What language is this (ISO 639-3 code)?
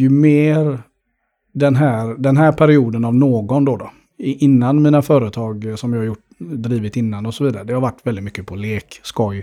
swe